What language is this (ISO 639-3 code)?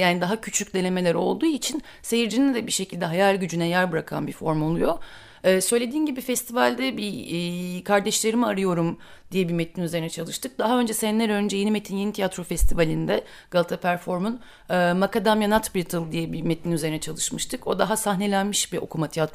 tur